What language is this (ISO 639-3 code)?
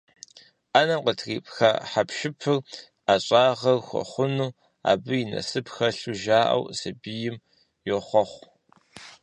kbd